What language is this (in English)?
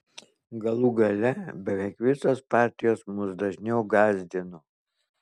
Lithuanian